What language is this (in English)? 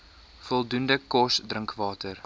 Afrikaans